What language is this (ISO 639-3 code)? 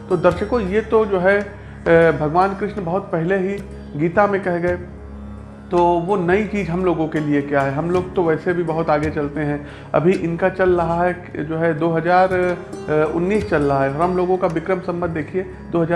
hin